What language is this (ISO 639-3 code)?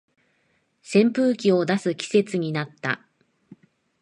jpn